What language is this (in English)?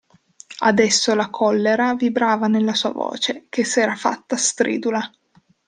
Italian